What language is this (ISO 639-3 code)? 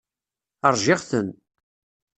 kab